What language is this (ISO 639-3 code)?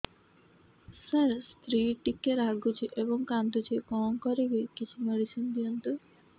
ori